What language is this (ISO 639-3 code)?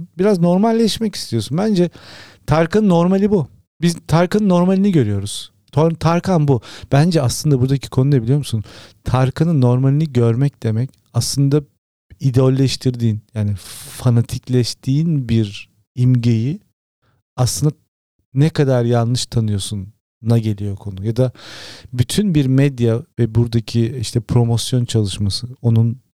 tur